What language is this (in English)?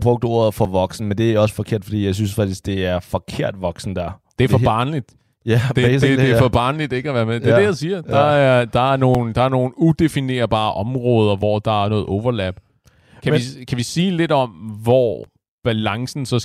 Danish